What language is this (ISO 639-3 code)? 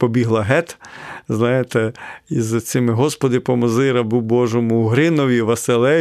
ukr